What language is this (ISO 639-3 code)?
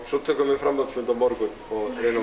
isl